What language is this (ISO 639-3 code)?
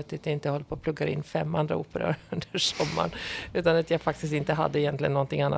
swe